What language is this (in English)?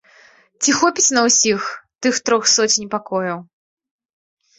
Belarusian